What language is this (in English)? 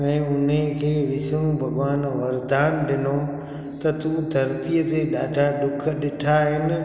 Sindhi